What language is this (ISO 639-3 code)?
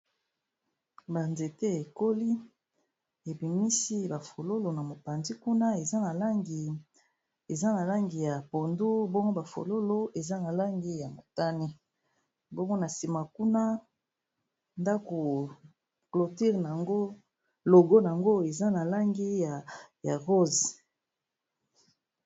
lin